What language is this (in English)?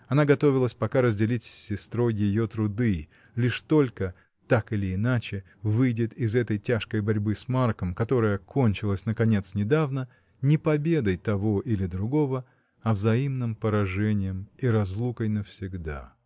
Russian